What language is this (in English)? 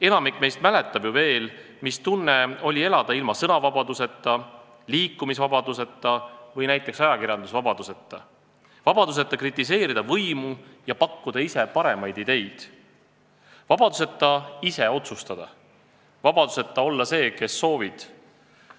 Estonian